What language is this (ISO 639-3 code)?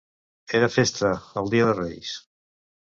cat